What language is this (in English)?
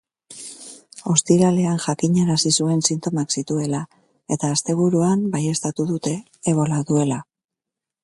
Basque